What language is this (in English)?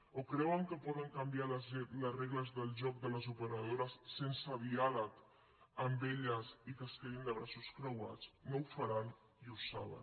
Catalan